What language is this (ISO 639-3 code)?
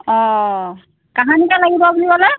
asm